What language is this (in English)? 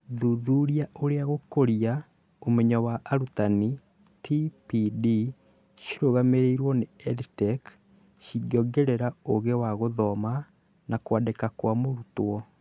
Kikuyu